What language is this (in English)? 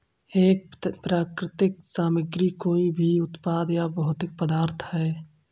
Hindi